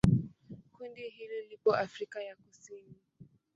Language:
Swahili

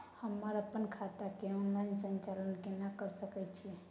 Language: Maithili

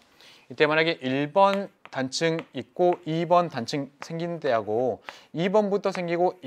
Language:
Korean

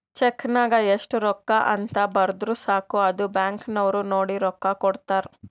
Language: Kannada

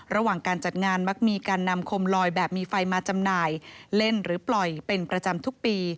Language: Thai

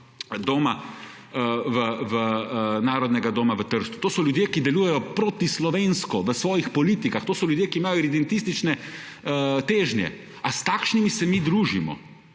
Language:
Slovenian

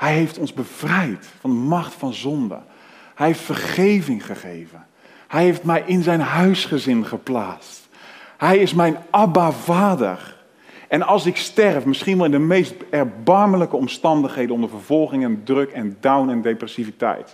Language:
Dutch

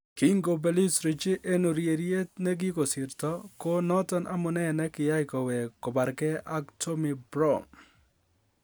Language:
Kalenjin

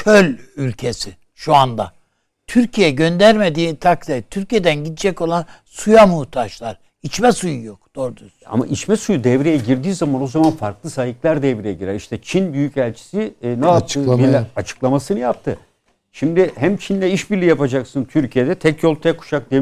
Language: Turkish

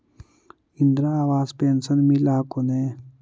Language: Magahi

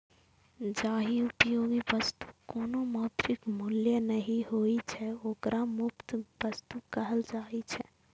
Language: Maithili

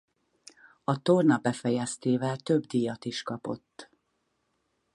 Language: Hungarian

